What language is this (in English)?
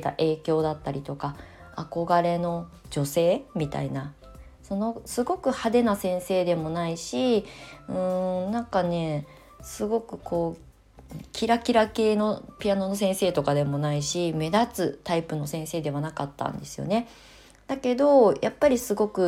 Japanese